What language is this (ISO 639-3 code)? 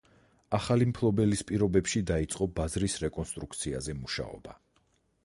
kat